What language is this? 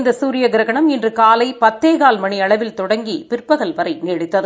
Tamil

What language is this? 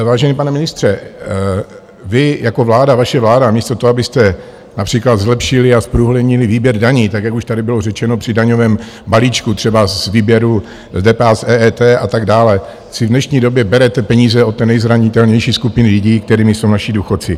Czech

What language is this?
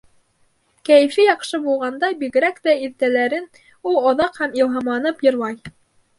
Bashkir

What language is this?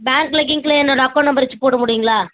Tamil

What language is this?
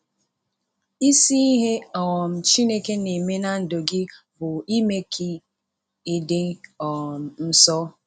Igbo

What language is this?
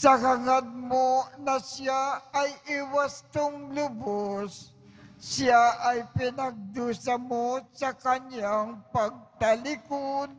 Filipino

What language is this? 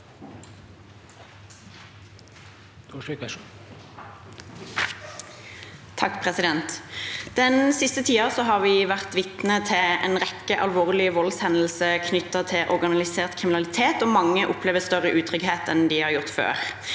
Norwegian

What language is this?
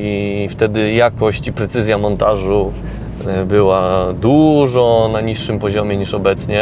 Polish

